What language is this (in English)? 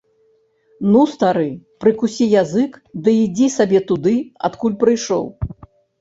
Belarusian